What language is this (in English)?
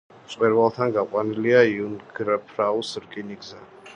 Georgian